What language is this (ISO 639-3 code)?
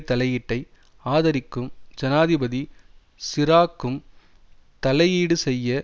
tam